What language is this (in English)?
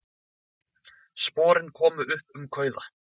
Icelandic